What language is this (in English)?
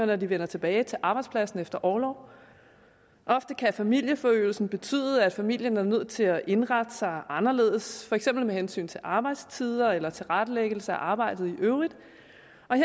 Danish